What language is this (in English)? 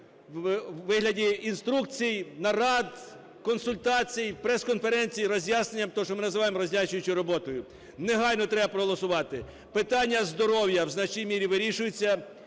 Ukrainian